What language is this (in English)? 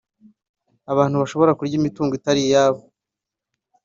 Kinyarwanda